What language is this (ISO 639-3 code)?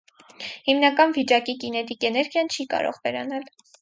hye